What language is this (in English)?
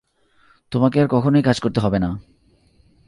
Bangla